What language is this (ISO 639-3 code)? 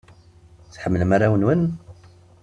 kab